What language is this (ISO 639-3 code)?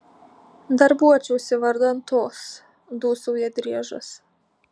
lit